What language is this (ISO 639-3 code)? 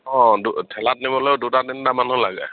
asm